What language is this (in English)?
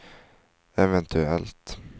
Swedish